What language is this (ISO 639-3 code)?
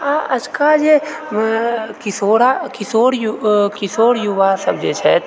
mai